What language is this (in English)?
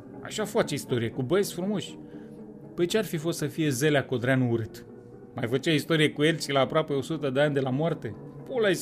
Romanian